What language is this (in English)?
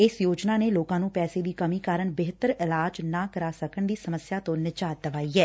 Punjabi